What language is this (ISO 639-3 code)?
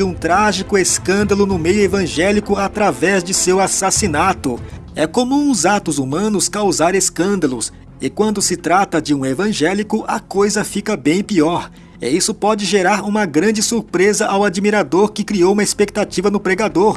por